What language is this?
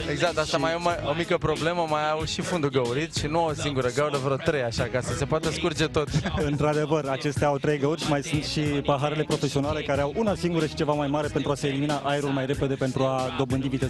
Romanian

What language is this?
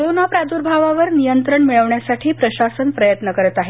Marathi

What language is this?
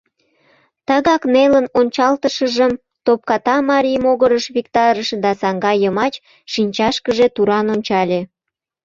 Mari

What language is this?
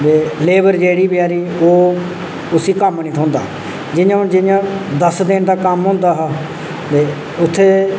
Dogri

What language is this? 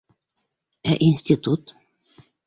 Bashkir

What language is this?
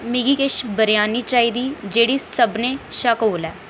Dogri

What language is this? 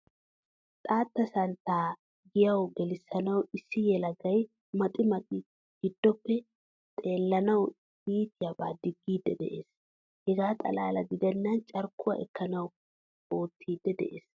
Wolaytta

